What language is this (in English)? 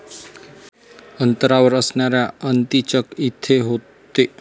Marathi